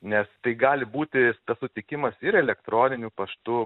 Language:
Lithuanian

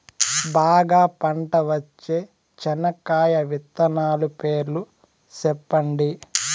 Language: Telugu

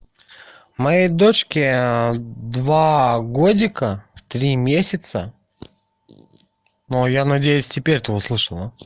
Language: Russian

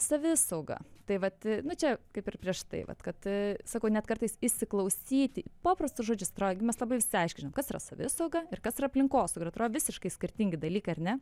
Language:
Lithuanian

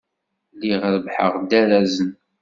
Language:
Kabyle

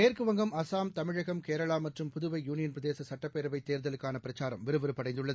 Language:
Tamil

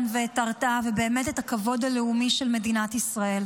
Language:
Hebrew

